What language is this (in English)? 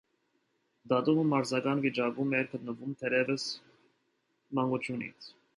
Armenian